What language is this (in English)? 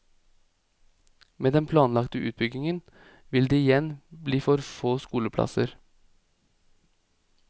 Norwegian